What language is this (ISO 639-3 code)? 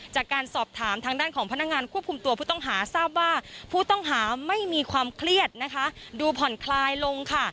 tha